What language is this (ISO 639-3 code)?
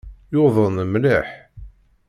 kab